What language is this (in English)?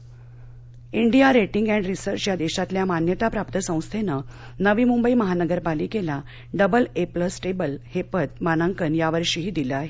Marathi